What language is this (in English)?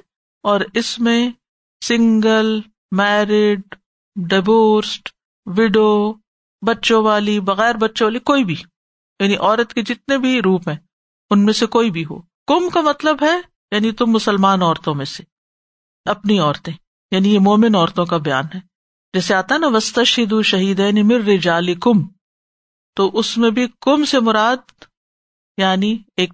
Urdu